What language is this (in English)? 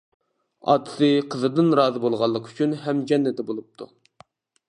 Uyghur